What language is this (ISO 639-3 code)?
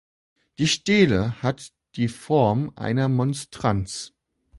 deu